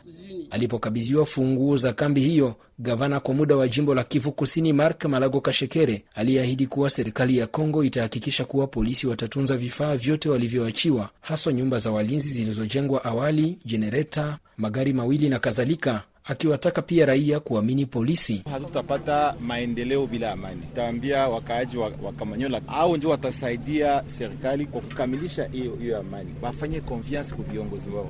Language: Swahili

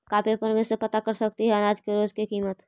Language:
Magahi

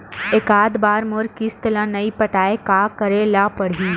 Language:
Chhattisgarhi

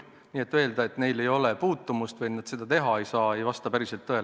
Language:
Estonian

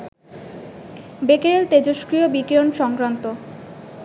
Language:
Bangla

